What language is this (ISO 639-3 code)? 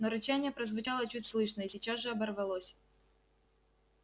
rus